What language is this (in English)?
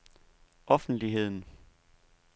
Danish